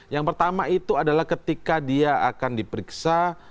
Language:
Indonesian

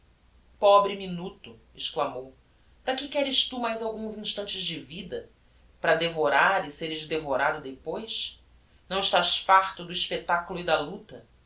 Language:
Portuguese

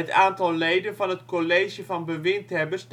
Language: Dutch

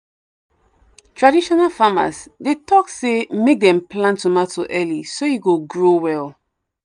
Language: Nigerian Pidgin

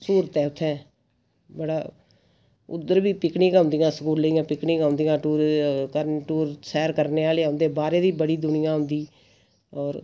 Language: Dogri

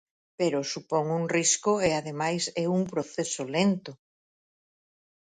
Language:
Galician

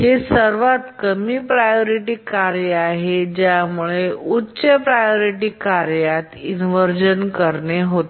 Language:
Marathi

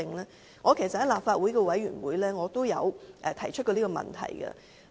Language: Cantonese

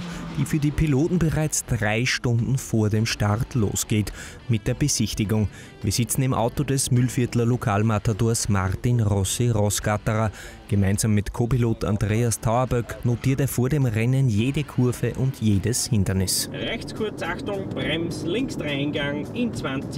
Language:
German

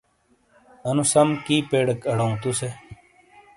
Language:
Shina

